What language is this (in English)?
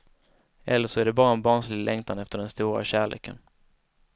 Swedish